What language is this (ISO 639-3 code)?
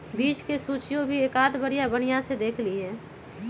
mag